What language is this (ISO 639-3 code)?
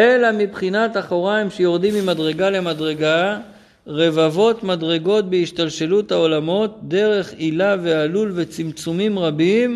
heb